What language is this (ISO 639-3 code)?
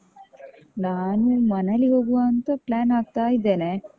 kan